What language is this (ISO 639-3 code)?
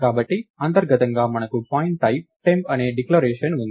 tel